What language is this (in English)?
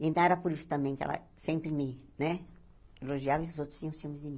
Portuguese